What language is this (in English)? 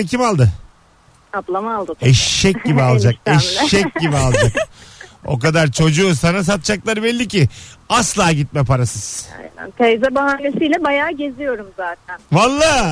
Turkish